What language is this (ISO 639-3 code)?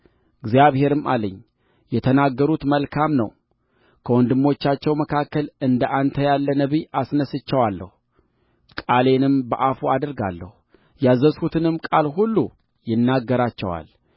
amh